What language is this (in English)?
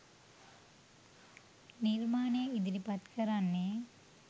Sinhala